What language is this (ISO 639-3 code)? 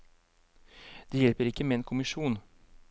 nor